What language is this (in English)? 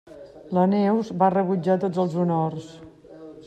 Catalan